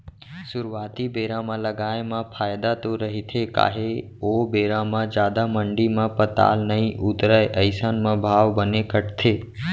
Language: Chhattisgarhi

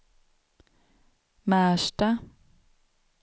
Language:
Swedish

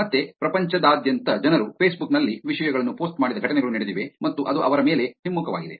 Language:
Kannada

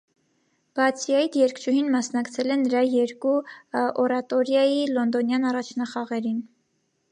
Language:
Armenian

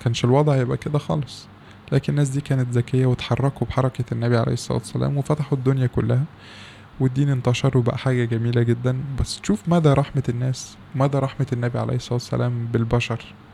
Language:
Arabic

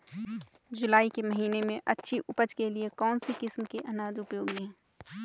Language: Hindi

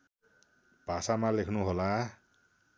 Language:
Nepali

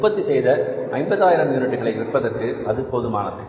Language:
Tamil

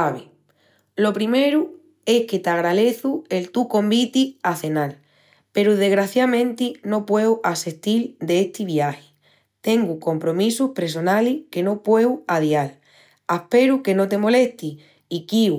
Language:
Extremaduran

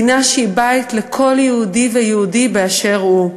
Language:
Hebrew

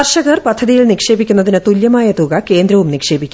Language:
Malayalam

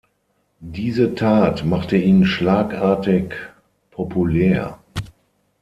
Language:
German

